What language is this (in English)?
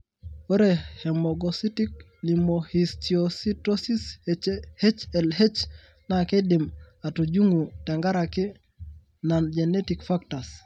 Masai